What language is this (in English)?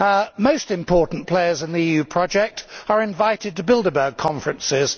English